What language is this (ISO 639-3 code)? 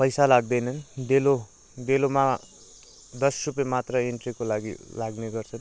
nep